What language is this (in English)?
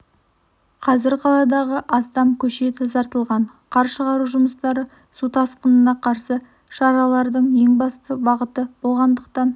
Kazakh